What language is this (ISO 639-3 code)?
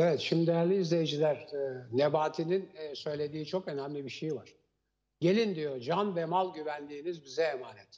tur